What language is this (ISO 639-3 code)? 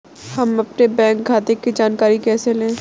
hin